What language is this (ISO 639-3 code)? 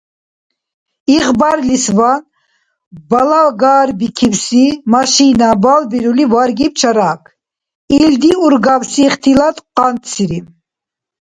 dar